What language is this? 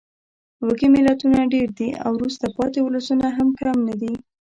Pashto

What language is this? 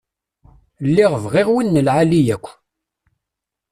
Kabyle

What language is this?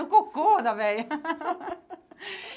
Portuguese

